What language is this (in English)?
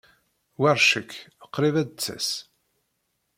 Kabyle